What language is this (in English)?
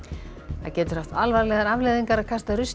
Icelandic